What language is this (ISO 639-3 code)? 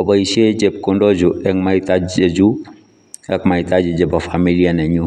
kln